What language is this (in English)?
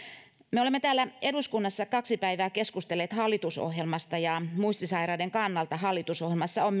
Finnish